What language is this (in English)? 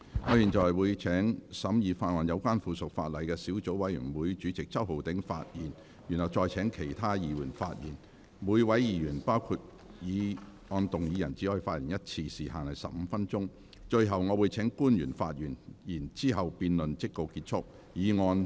Cantonese